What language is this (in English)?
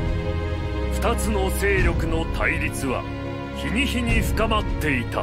Japanese